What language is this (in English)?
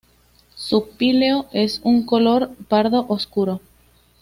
Spanish